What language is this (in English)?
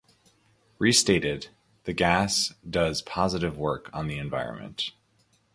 English